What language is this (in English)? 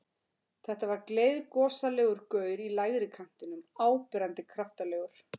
Icelandic